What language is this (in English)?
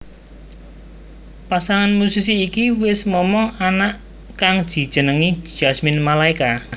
Javanese